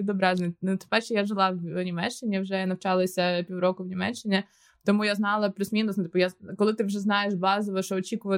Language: Ukrainian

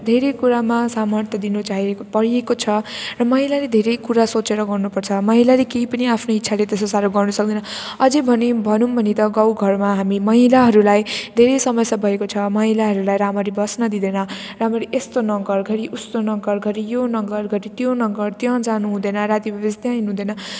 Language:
Nepali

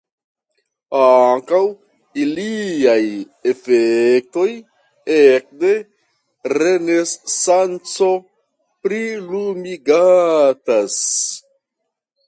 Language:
Esperanto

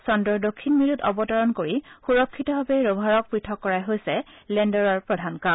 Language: Assamese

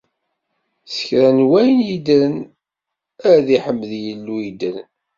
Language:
Kabyle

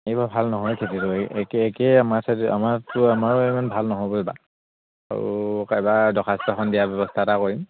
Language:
Assamese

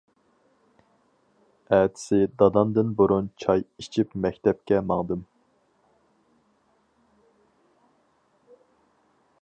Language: Uyghur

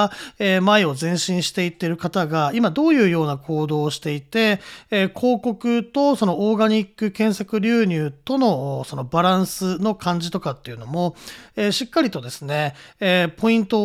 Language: Japanese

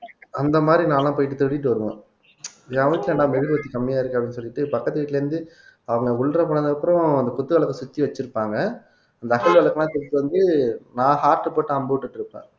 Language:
Tamil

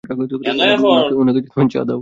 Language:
Bangla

